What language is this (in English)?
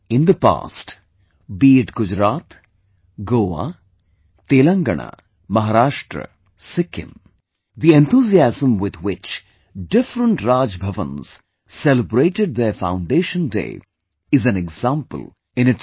English